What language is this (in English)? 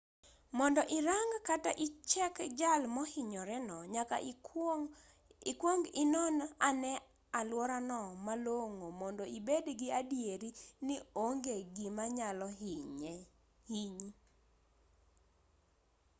Luo (Kenya and Tanzania)